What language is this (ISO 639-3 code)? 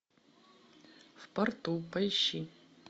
rus